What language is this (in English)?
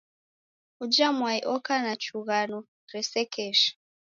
Taita